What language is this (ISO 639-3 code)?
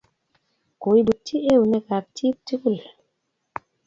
kln